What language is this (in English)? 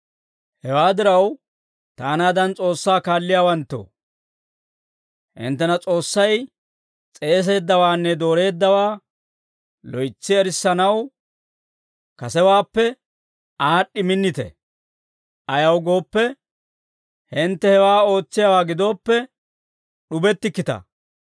Dawro